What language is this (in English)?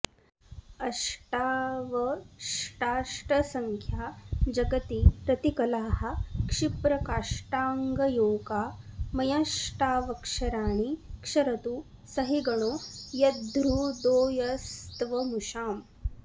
Sanskrit